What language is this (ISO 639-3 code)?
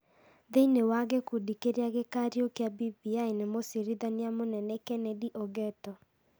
kik